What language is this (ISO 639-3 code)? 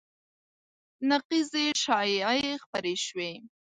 pus